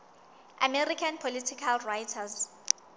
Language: Southern Sotho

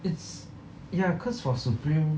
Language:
English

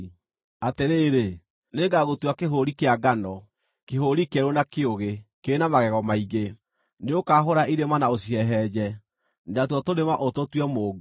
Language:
Kikuyu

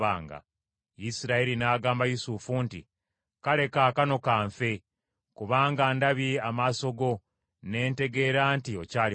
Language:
Ganda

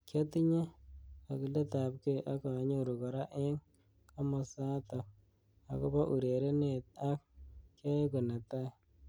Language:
Kalenjin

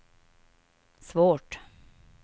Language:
Swedish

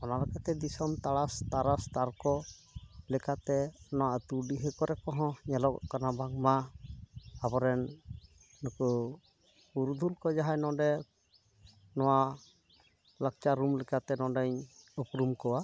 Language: Santali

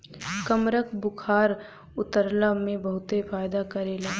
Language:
Bhojpuri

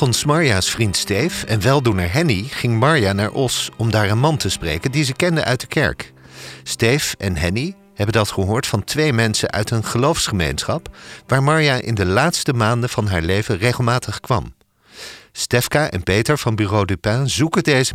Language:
Dutch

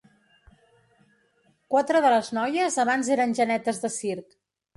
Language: Catalan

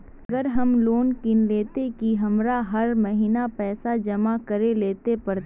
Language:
Magahi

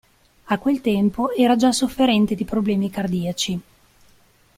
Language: Italian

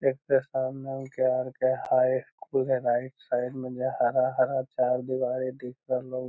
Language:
Magahi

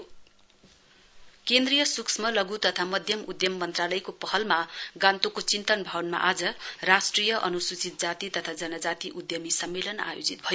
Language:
Nepali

